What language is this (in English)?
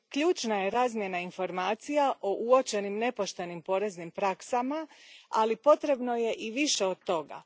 Croatian